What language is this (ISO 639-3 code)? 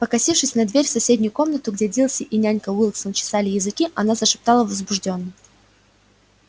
rus